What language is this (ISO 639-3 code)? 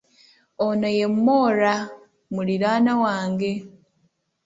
lug